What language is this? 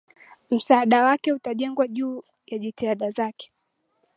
Swahili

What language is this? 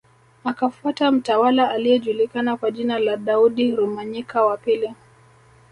Swahili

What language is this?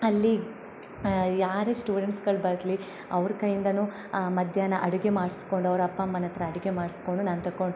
Kannada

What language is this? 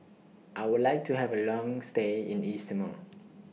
English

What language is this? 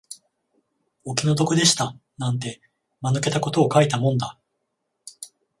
Japanese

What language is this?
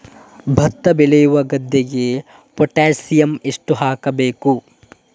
Kannada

